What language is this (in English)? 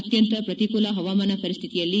Kannada